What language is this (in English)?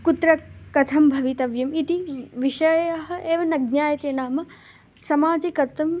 Sanskrit